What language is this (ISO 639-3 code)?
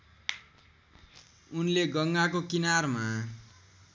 nep